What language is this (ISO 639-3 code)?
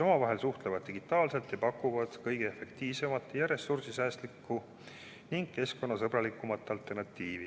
est